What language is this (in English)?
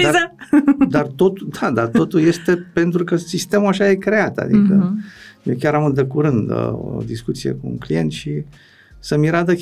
Romanian